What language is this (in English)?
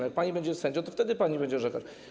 Polish